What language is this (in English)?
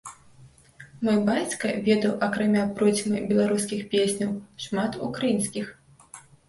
Belarusian